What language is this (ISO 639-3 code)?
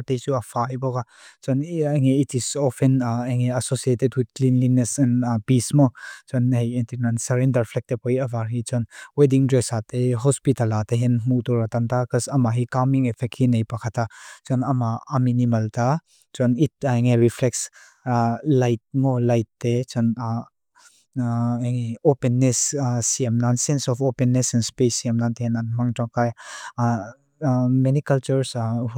lus